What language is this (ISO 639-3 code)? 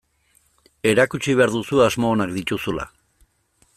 eus